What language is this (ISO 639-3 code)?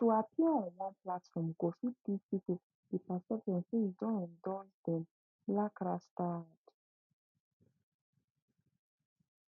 pcm